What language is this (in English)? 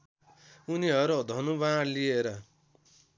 Nepali